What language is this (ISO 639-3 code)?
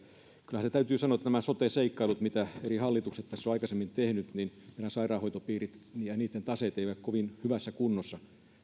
fin